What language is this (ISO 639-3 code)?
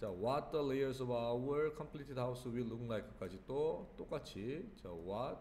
kor